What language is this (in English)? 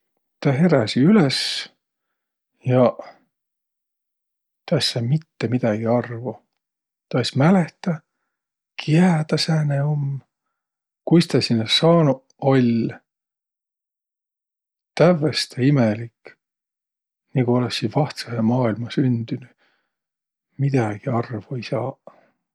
Võro